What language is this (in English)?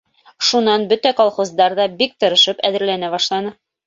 Bashkir